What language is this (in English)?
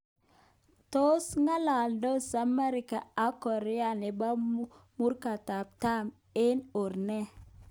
Kalenjin